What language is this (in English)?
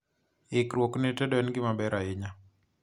Luo (Kenya and Tanzania)